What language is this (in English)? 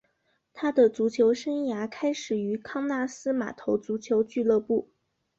Chinese